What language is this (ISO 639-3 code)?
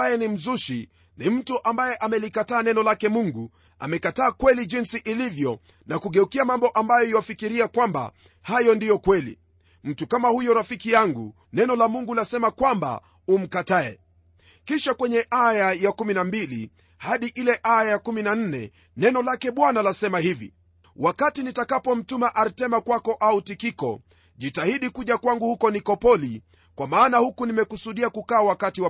swa